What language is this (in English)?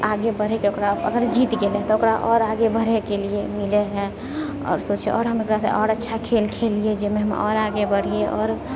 Maithili